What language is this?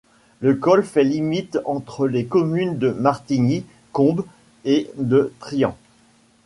French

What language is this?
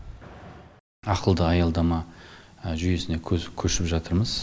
Kazakh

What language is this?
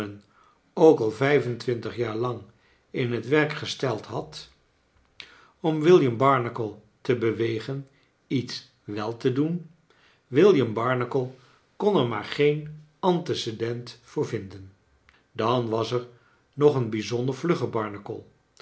Dutch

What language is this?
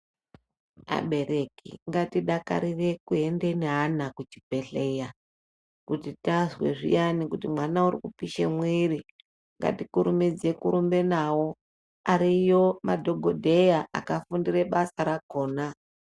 Ndau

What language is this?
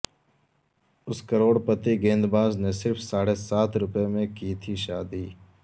Urdu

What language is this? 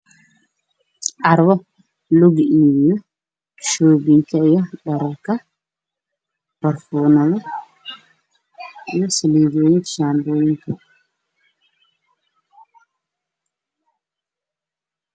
Somali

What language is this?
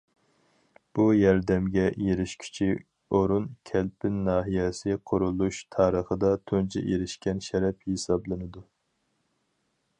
Uyghur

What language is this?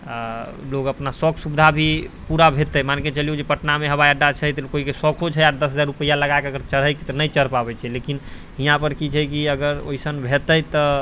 Maithili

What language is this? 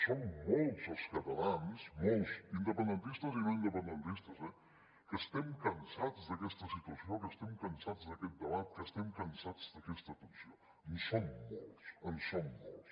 Catalan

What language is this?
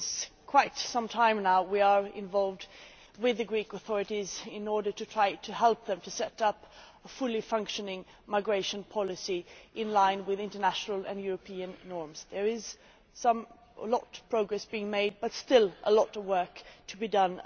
English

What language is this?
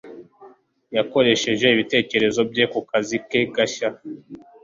Kinyarwanda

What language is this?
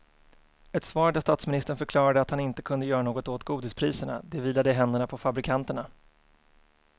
Swedish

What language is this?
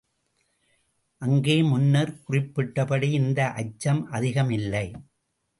Tamil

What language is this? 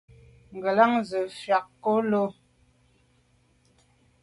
Medumba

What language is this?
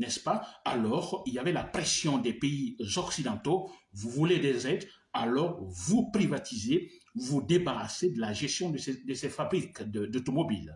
French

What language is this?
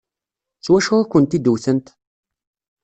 Kabyle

